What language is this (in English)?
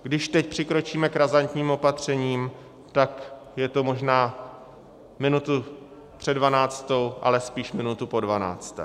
Czech